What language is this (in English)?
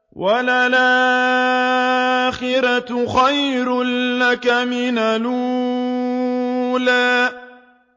Arabic